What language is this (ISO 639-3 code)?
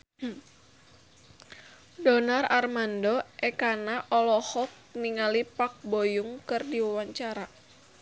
sun